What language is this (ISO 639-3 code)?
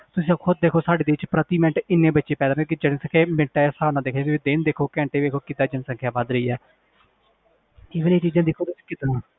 pan